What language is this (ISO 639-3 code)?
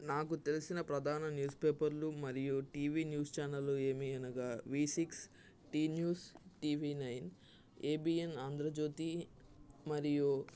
tel